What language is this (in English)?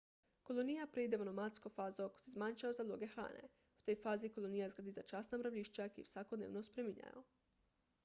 Slovenian